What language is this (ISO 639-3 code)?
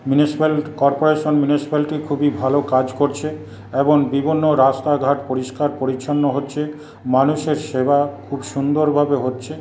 ben